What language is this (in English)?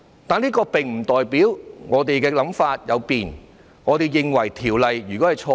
Cantonese